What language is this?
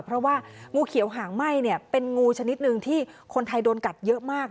Thai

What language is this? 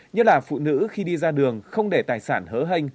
Vietnamese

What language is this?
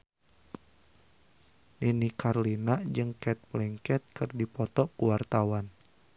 Sundanese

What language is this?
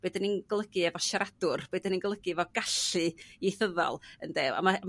Welsh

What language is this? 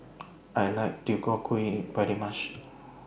English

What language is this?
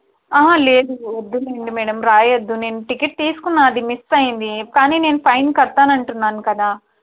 Telugu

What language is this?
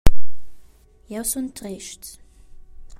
Romansh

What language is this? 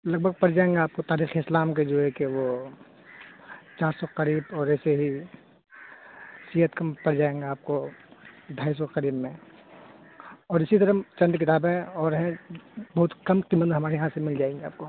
Urdu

